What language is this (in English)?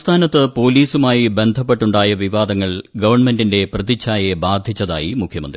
Malayalam